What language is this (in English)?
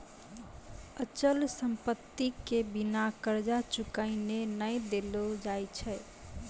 Maithili